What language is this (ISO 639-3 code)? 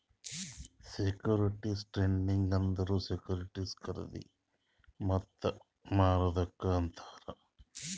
kan